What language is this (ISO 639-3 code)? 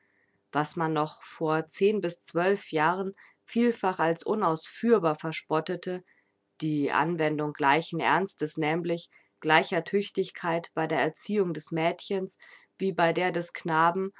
deu